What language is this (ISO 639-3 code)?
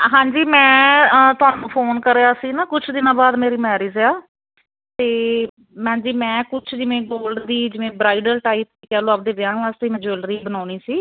pan